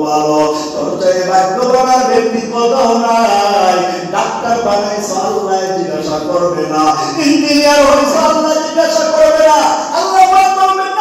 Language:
Arabic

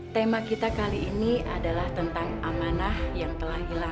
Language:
Indonesian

